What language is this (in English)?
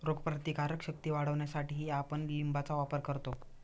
Marathi